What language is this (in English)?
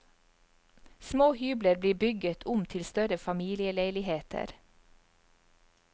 Norwegian